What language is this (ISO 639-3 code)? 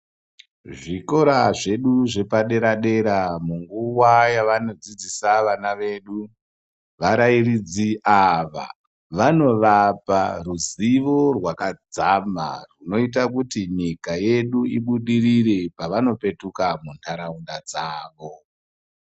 ndc